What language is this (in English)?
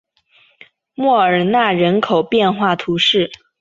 Chinese